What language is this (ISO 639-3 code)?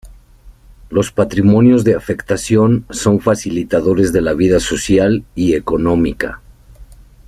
spa